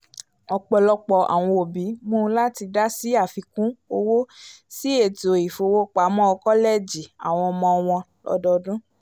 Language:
Yoruba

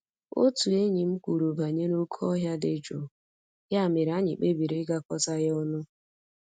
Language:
Igbo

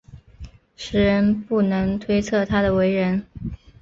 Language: Chinese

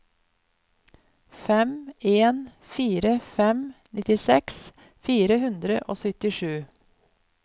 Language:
Norwegian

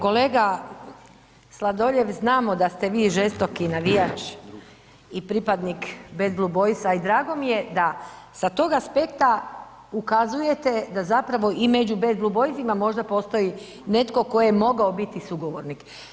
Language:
Croatian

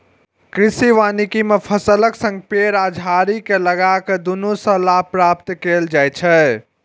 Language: Maithili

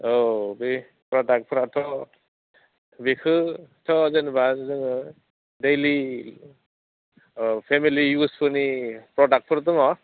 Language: Bodo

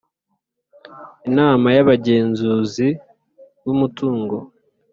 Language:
Kinyarwanda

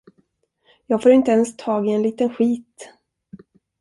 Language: Swedish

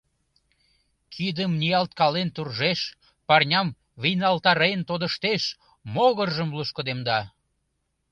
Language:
Mari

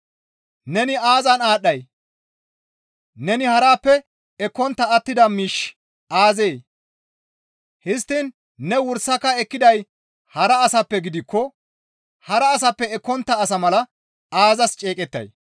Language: Gamo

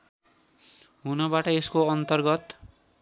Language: Nepali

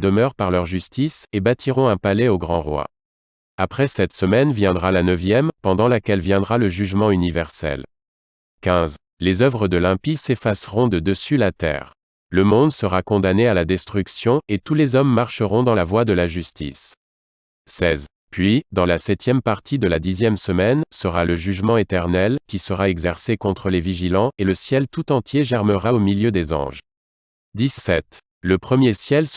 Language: French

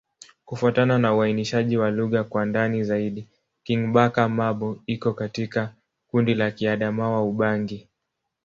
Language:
Swahili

